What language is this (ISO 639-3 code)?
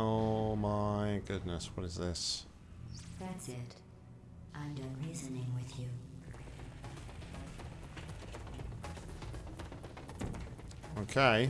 eng